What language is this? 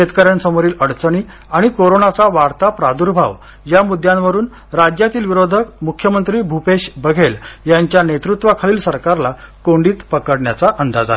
Marathi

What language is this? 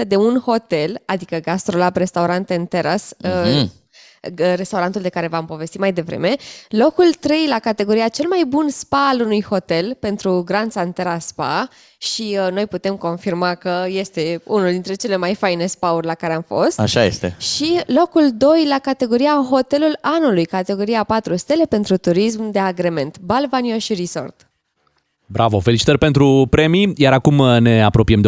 Romanian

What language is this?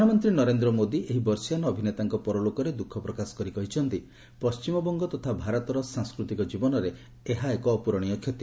Odia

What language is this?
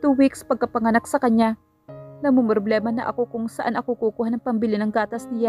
Filipino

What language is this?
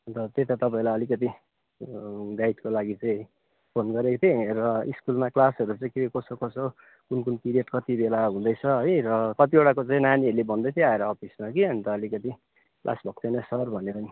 Nepali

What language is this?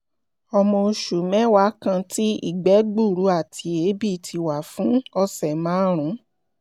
Yoruba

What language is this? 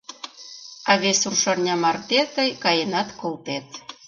Mari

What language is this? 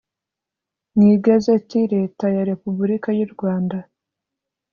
Kinyarwanda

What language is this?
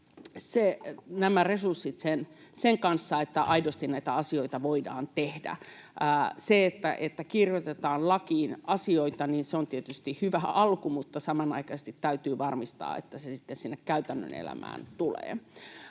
Finnish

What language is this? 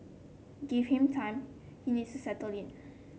English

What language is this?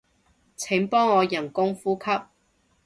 Cantonese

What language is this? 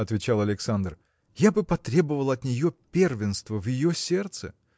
Russian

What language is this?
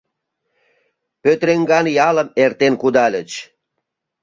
Mari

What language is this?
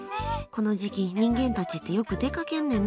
Japanese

